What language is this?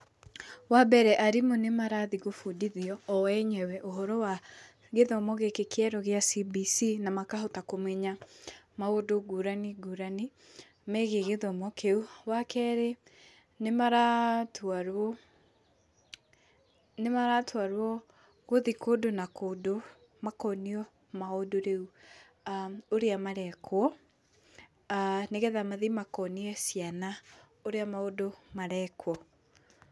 Kikuyu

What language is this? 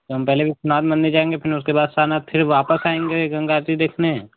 Hindi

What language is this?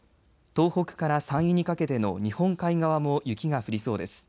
Japanese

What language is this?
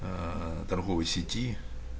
Russian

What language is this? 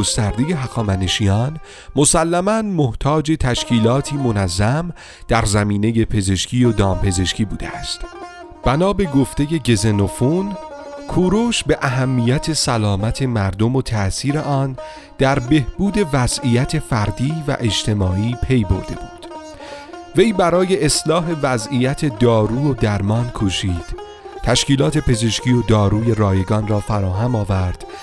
Persian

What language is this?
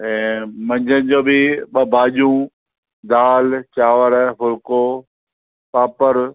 Sindhi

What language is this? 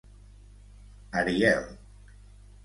Catalan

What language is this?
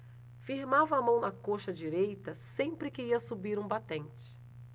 Portuguese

